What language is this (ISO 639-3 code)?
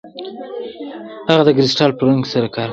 pus